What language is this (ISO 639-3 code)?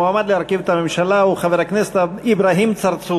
heb